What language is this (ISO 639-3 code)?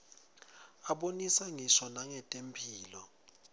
ssw